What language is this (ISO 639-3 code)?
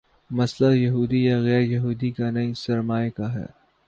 urd